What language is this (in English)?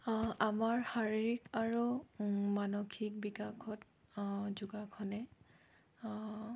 Assamese